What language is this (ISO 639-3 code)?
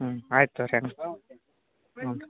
kan